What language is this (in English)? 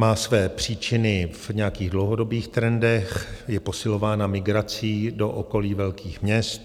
Czech